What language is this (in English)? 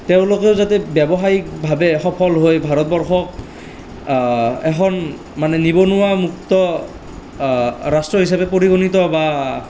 Assamese